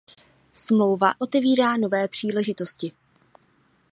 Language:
Czech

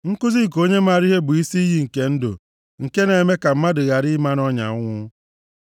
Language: Igbo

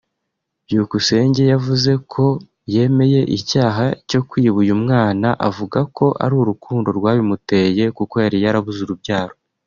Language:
Kinyarwanda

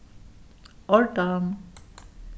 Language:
Faroese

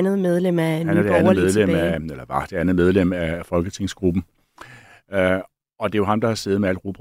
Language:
Danish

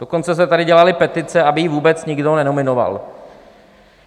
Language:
Czech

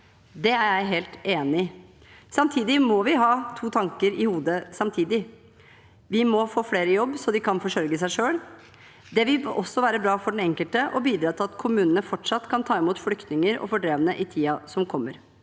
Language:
Norwegian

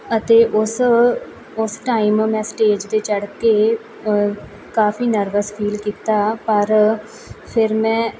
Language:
Punjabi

